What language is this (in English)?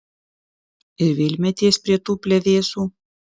Lithuanian